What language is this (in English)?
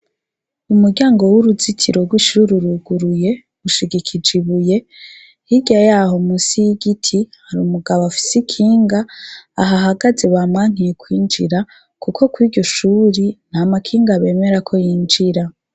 Rundi